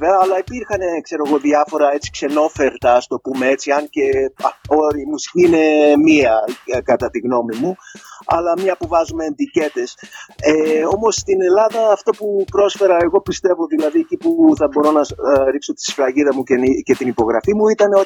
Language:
Greek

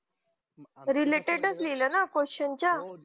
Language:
Marathi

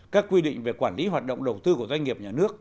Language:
Vietnamese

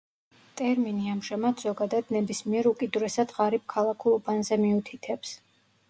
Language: Georgian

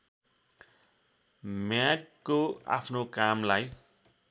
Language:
Nepali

